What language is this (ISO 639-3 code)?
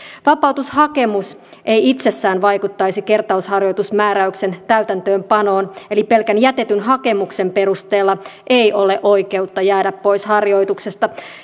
fin